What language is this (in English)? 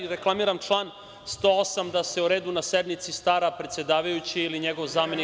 Serbian